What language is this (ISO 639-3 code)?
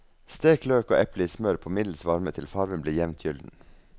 nor